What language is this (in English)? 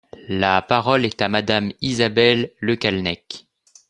French